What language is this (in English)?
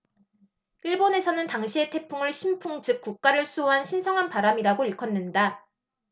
Korean